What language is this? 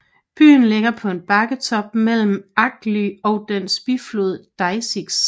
Danish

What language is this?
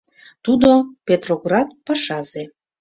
Mari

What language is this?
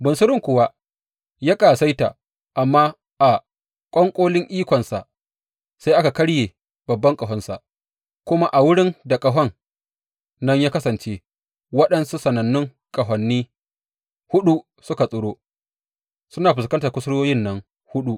Hausa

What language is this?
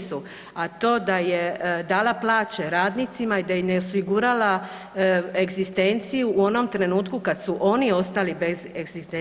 Croatian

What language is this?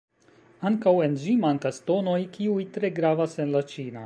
Esperanto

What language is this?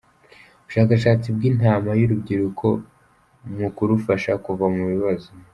Kinyarwanda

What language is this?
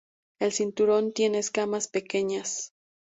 Spanish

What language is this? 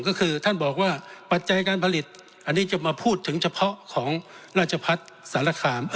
Thai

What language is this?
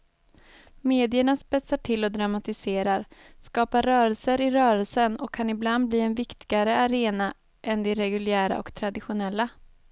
Swedish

